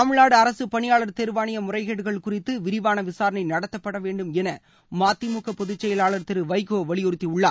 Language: Tamil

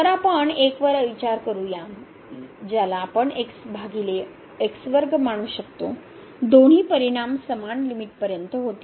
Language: Marathi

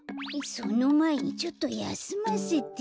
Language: Japanese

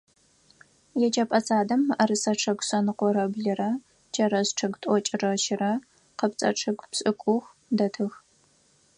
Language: Adyghe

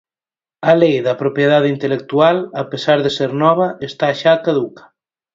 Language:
Galician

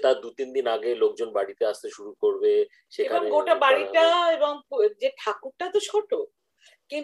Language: Bangla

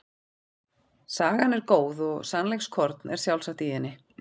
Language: Icelandic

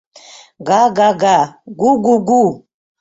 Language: Mari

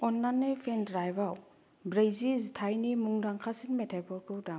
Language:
Bodo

